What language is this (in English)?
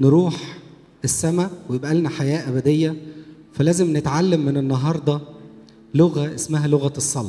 Arabic